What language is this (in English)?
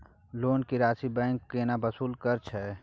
Maithili